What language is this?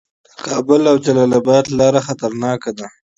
Pashto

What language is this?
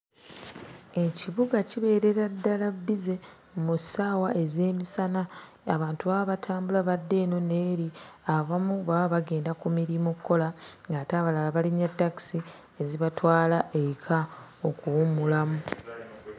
Ganda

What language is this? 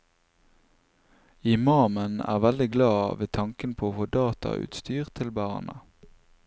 Norwegian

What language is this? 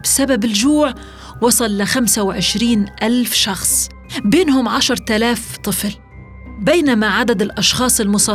Arabic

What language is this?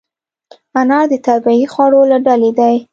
Pashto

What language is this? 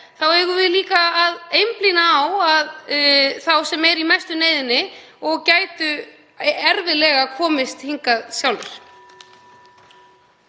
Icelandic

